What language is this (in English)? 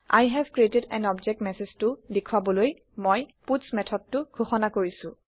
Assamese